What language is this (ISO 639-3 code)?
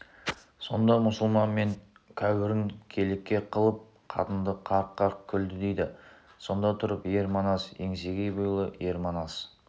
kaz